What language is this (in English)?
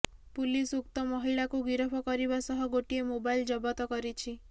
Odia